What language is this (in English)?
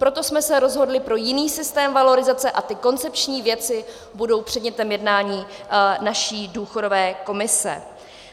Czech